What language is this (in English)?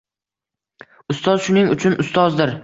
Uzbek